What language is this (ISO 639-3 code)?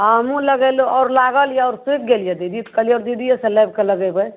mai